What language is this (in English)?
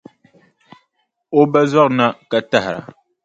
Dagbani